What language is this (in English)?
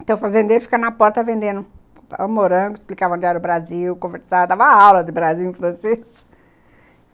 Portuguese